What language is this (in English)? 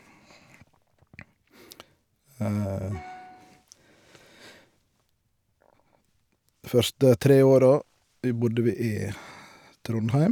Norwegian